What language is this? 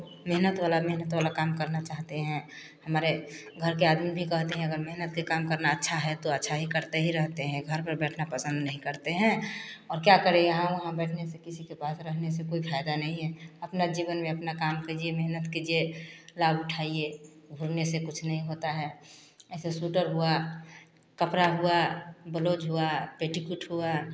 Hindi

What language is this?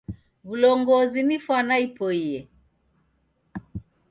Taita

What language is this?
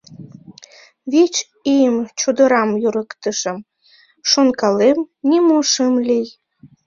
Mari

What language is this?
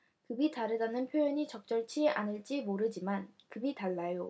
Korean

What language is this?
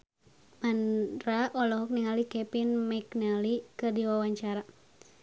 Sundanese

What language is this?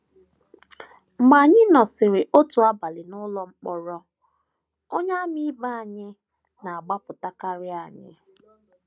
Igbo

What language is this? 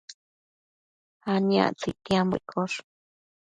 Matsés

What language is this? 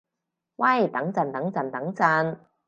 Cantonese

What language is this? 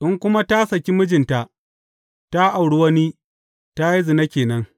Hausa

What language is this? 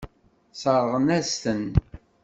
Kabyle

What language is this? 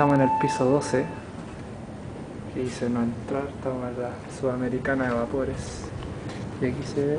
Spanish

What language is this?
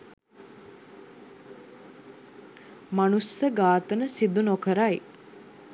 Sinhala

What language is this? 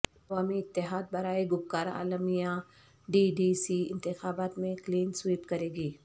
Urdu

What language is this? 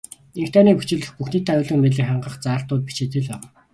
Mongolian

